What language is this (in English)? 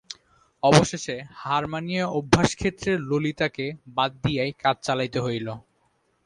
Bangla